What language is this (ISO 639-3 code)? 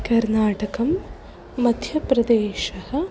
san